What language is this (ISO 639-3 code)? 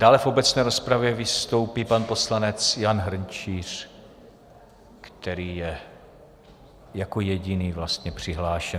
ces